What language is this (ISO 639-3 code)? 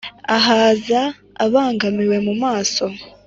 kin